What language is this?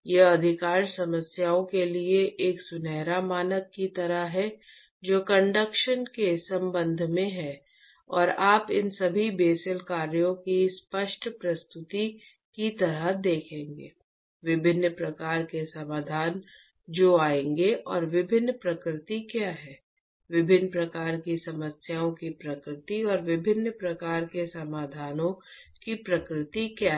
Hindi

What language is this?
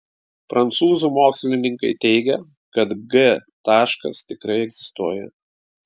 Lithuanian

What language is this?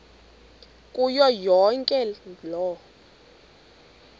Xhosa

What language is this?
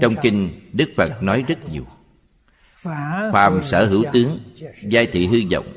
Vietnamese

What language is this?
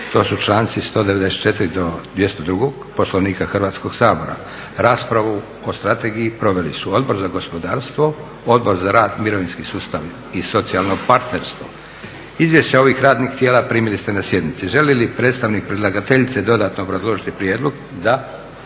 Croatian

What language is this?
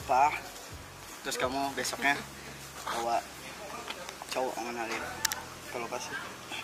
Indonesian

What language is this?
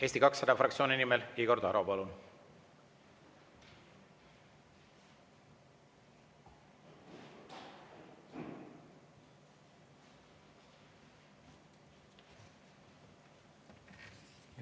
Estonian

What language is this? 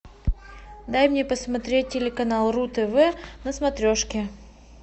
Russian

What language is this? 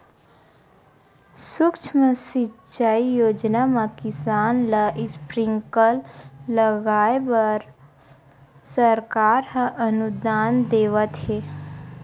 Chhattisgarhi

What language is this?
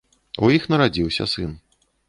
Belarusian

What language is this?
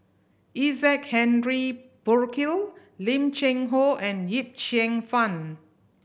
English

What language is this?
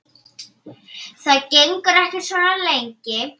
Icelandic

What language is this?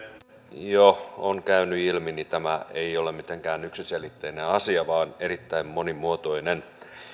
Finnish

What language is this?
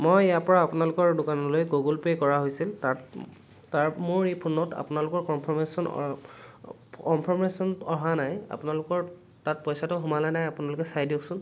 Assamese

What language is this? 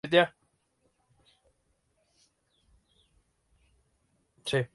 Spanish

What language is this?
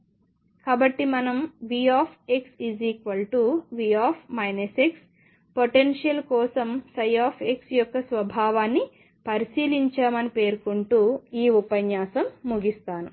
Telugu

